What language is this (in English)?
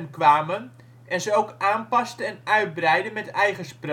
Dutch